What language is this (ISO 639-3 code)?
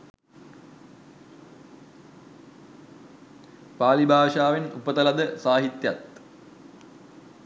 sin